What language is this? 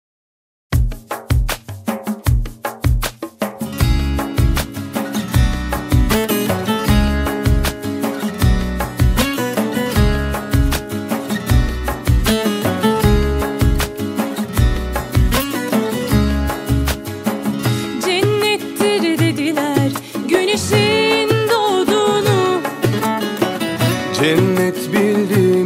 Turkish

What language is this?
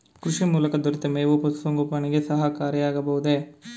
Kannada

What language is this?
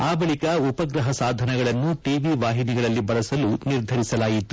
Kannada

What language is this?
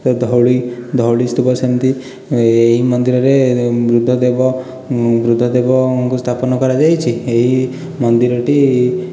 Odia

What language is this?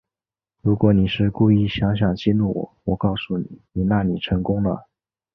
Chinese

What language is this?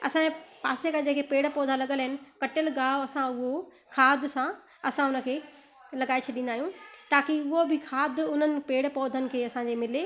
Sindhi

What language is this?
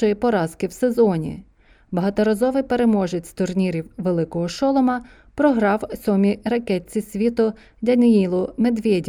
Ukrainian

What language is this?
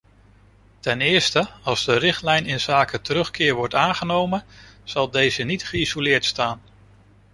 Dutch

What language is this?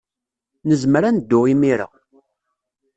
Kabyle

